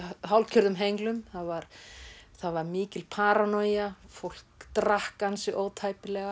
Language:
Icelandic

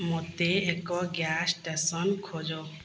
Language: Odia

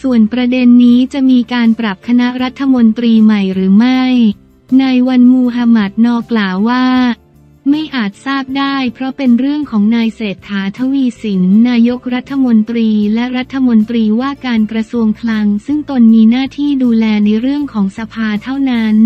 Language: Thai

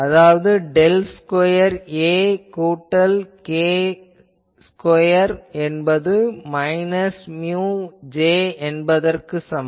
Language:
Tamil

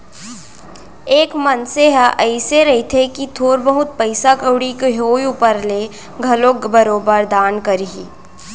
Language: Chhattisgarhi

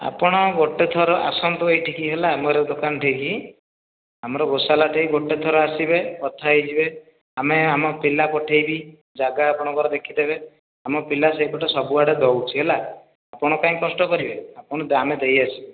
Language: Odia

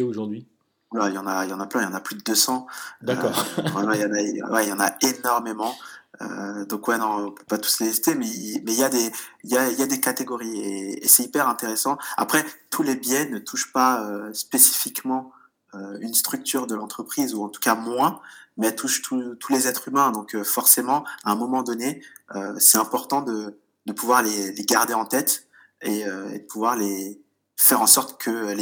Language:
French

